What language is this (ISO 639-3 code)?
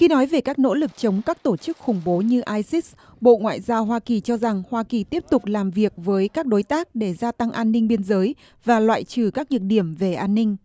vie